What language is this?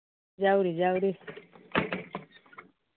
Manipuri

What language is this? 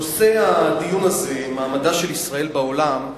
Hebrew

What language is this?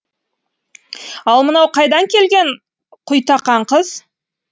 Kazakh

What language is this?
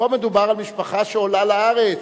Hebrew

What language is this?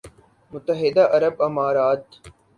Urdu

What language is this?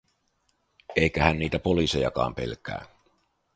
Finnish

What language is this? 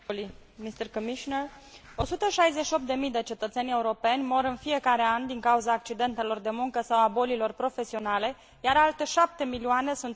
Romanian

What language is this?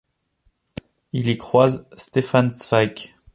French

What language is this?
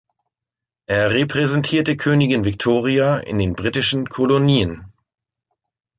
German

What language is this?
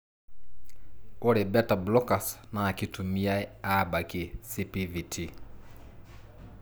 Masai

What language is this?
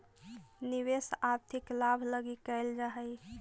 Magahi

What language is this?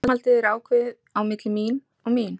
Icelandic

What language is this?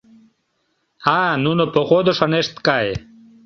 Mari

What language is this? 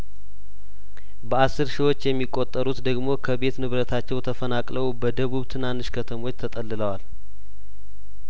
Amharic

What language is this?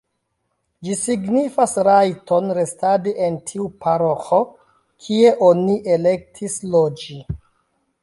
Esperanto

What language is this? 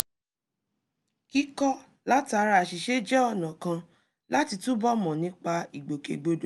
Yoruba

